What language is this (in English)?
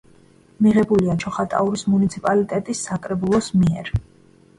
Georgian